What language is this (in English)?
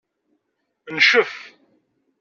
Kabyle